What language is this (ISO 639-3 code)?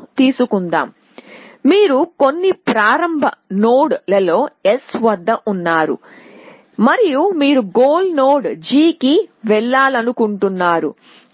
tel